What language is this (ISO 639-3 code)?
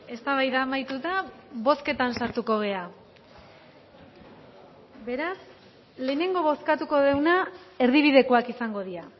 eus